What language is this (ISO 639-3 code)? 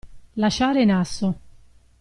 ita